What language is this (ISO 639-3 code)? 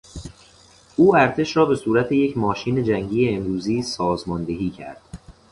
fas